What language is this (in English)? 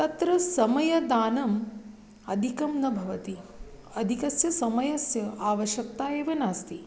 Sanskrit